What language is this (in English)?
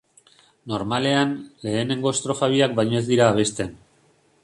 Basque